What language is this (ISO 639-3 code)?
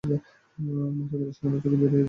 ben